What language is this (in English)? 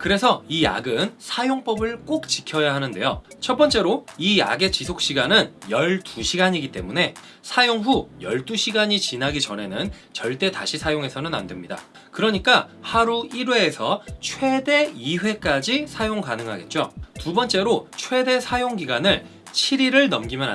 Korean